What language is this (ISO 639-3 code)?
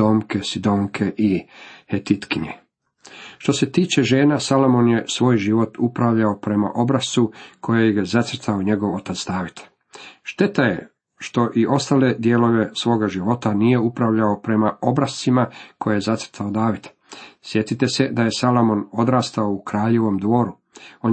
hrv